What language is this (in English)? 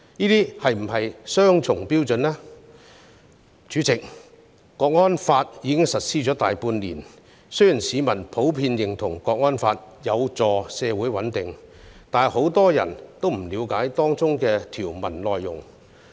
Cantonese